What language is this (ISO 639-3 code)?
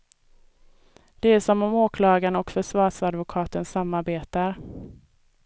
swe